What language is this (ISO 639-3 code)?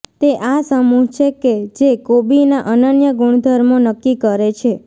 guj